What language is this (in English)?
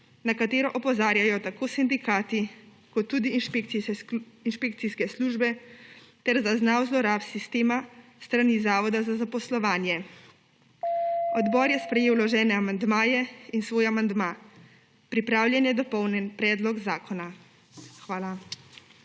Slovenian